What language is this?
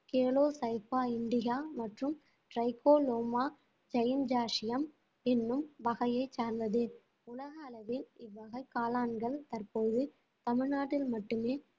Tamil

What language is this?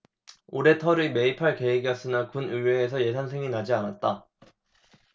Korean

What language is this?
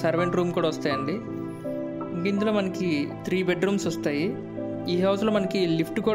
Telugu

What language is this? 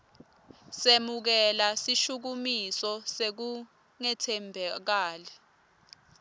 Swati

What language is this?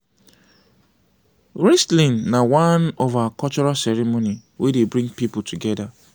Nigerian Pidgin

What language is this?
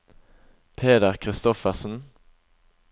Norwegian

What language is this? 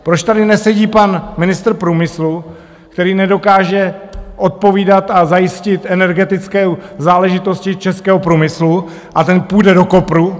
Czech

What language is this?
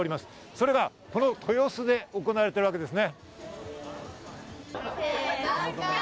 Japanese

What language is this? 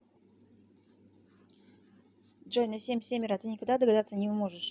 Russian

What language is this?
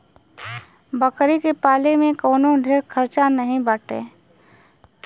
Bhojpuri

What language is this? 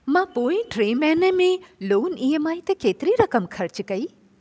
Sindhi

